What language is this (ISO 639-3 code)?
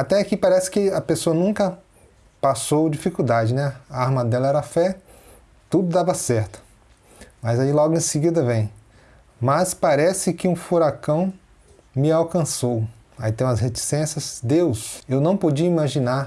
por